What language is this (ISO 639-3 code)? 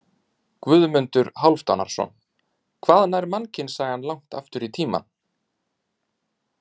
isl